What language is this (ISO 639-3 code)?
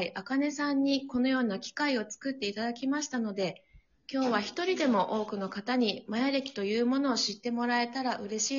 jpn